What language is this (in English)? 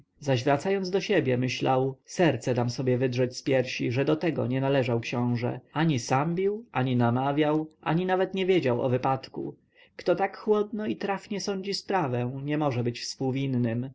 Polish